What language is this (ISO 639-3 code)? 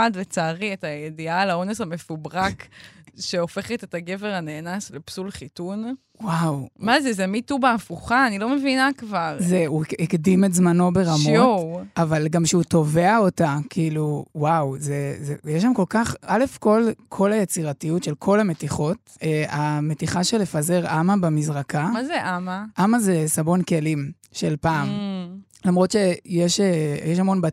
heb